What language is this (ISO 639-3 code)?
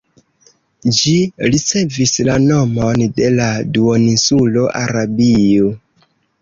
epo